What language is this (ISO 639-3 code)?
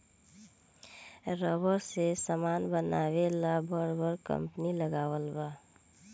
bho